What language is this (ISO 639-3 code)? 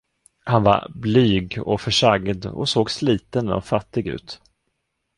swe